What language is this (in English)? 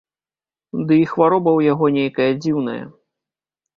Belarusian